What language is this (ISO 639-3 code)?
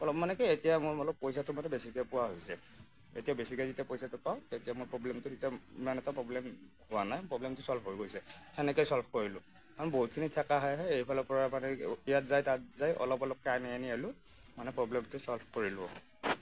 asm